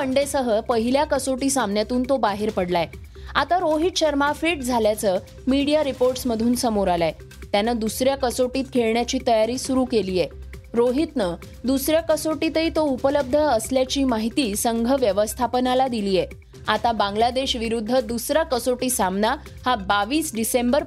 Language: Marathi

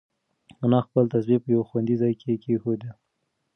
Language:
Pashto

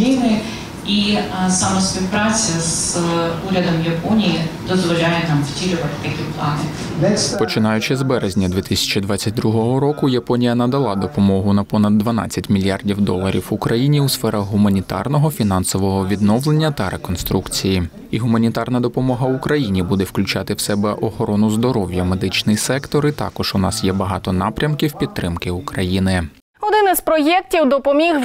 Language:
Ukrainian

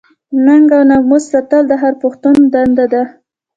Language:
Pashto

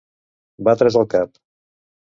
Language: Catalan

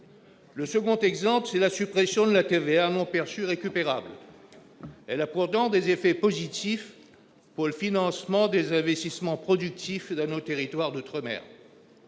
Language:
French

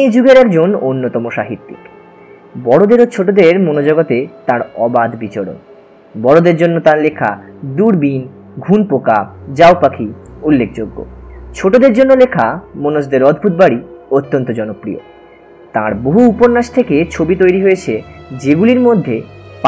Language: Bangla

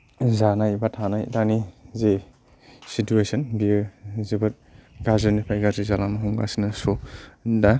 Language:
Bodo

